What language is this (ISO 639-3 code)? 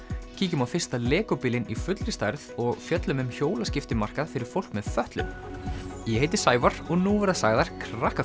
isl